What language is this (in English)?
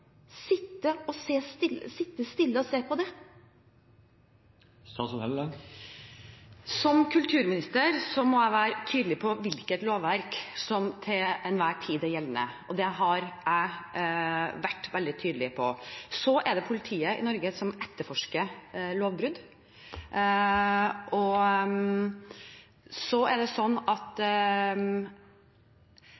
Norwegian Bokmål